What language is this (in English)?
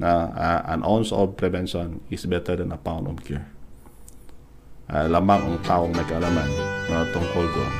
Filipino